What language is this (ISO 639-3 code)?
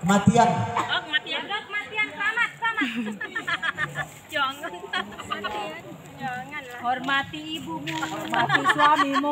ind